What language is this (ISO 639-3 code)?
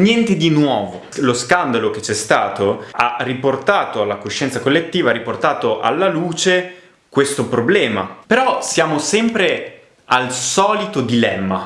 ita